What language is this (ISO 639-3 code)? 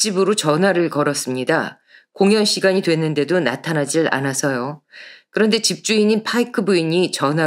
kor